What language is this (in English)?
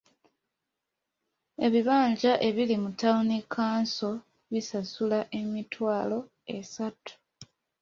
Ganda